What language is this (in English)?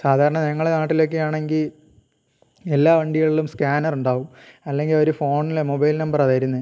Malayalam